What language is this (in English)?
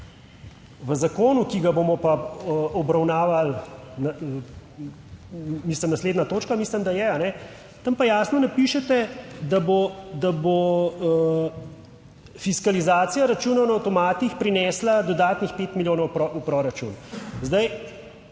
Slovenian